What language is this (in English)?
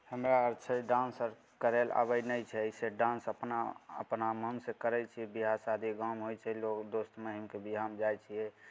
Maithili